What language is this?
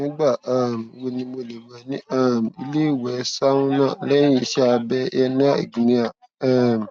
Yoruba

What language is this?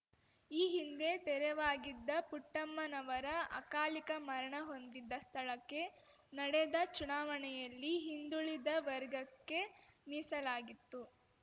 Kannada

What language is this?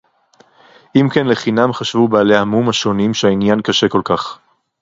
Hebrew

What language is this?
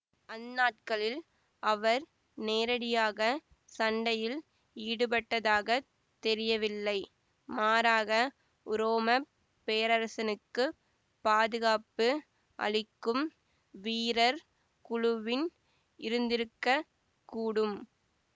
Tamil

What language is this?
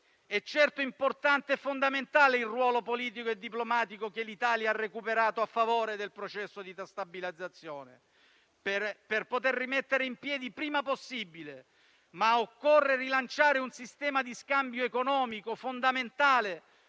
Italian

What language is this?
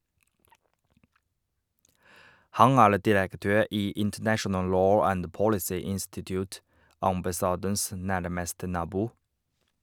Norwegian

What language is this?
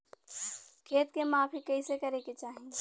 Bhojpuri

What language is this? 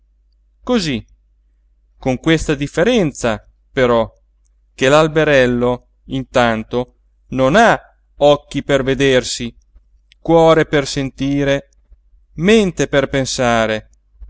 Italian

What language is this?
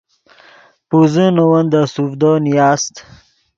Yidgha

